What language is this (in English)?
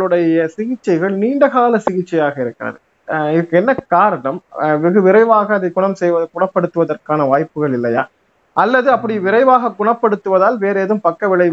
Tamil